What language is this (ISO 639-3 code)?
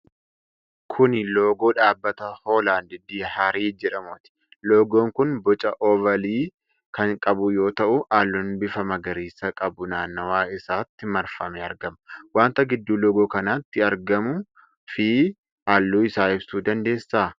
orm